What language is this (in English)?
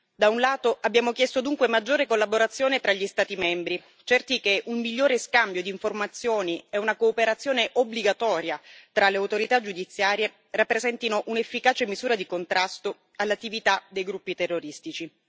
Italian